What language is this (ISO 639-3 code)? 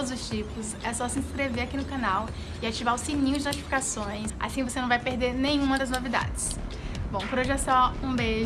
por